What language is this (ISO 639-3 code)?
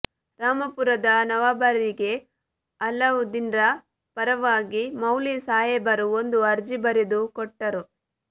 kan